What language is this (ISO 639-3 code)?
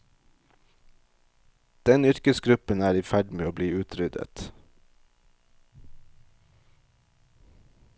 nor